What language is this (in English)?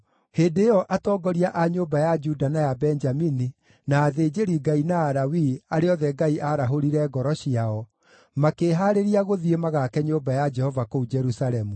Kikuyu